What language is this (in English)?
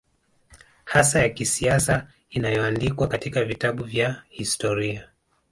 Swahili